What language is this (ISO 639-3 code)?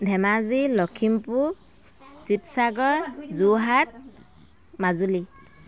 asm